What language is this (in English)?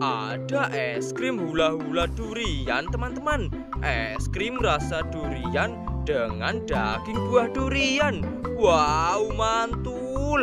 Indonesian